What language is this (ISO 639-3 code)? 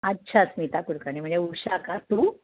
mar